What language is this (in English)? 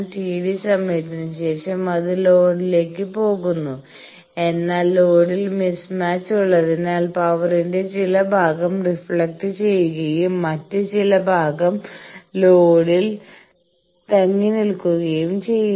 Malayalam